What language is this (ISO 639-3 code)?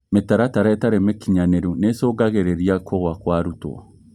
kik